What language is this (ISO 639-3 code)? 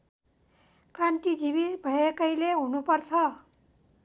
nep